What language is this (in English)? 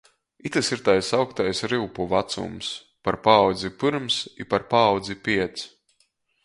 Latgalian